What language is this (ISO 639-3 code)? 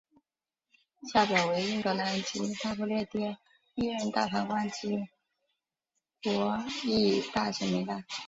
zho